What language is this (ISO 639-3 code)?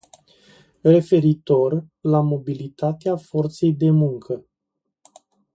ron